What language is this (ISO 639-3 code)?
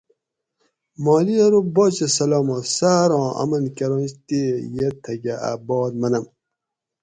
gwc